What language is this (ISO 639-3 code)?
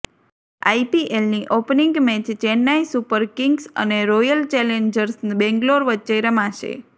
guj